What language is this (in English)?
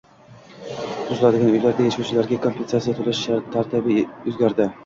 Uzbek